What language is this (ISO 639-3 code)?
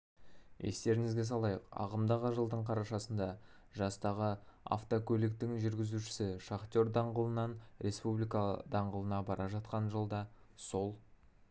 kaz